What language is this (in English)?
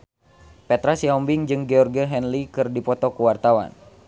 Sundanese